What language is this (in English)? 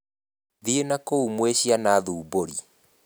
Kikuyu